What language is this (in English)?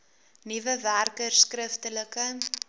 Afrikaans